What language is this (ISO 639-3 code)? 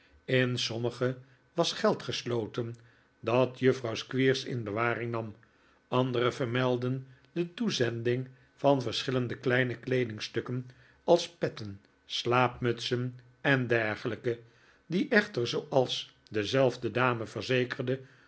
nld